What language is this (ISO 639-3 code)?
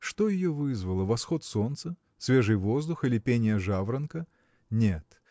rus